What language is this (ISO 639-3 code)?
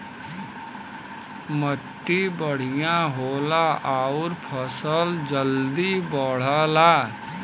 bho